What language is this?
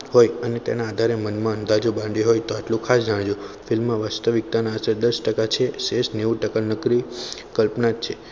Gujarati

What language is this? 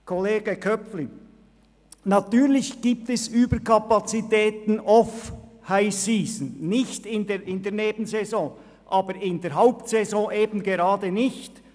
Swiss German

